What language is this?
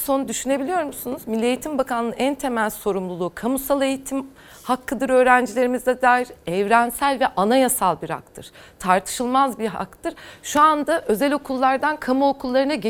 Turkish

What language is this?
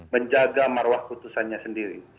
Indonesian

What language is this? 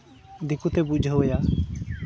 Santali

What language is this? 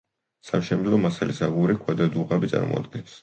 Georgian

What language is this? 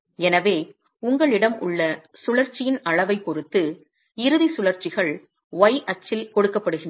Tamil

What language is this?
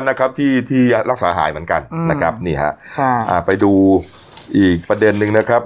Thai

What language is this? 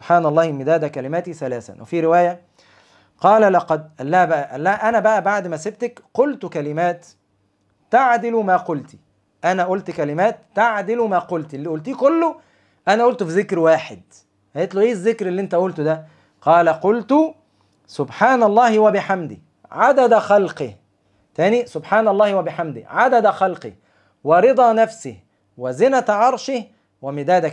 Arabic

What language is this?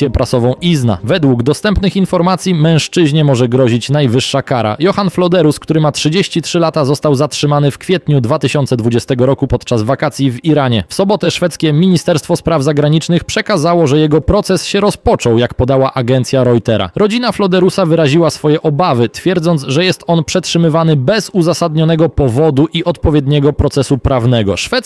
Polish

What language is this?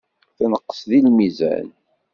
Kabyle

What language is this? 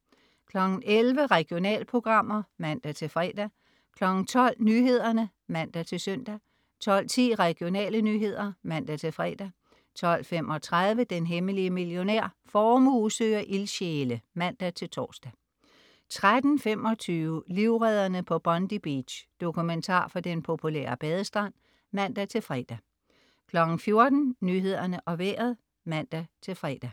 Danish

